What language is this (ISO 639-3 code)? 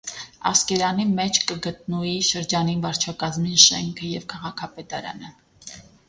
hye